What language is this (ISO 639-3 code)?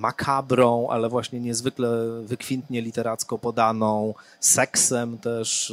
pol